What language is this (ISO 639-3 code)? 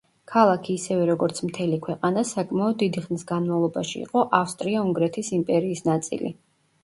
kat